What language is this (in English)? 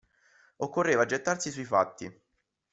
Italian